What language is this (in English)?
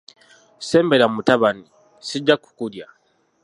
Ganda